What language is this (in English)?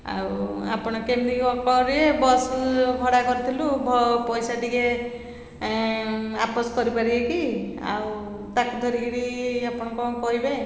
Odia